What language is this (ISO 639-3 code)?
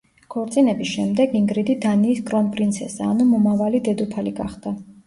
kat